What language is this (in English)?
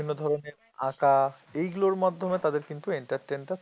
Bangla